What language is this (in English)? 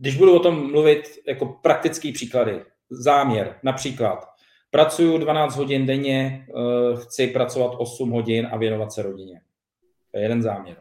Czech